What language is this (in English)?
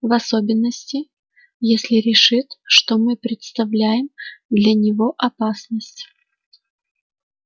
Russian